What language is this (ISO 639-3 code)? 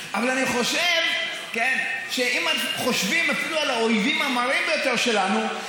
heb